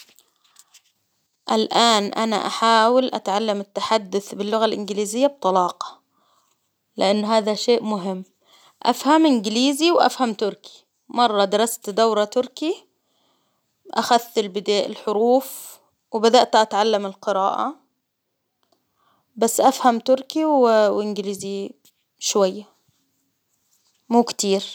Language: Hijazi Arabic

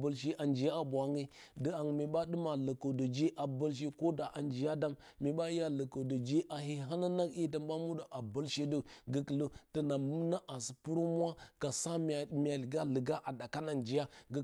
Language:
Bacama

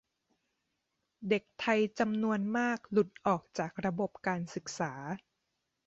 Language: Thai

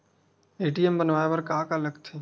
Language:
Chhattisgarhi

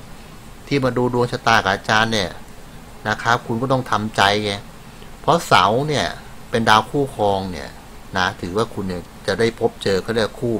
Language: Thai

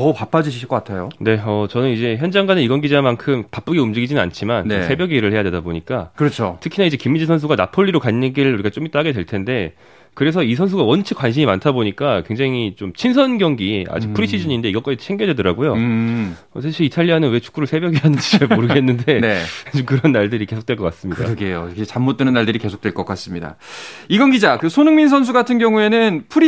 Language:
Korean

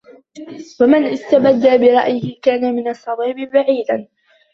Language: Arabic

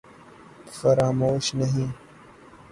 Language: Urdu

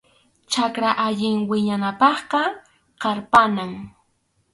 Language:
Arequipa-La Unión Quechua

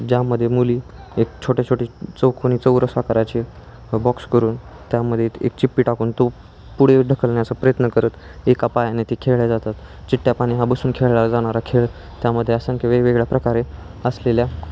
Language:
Marathi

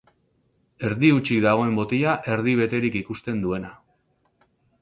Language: Basque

